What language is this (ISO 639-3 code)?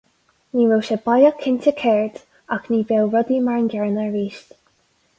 gle